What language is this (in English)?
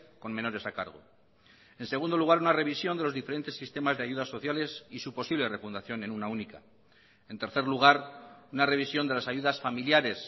Spanish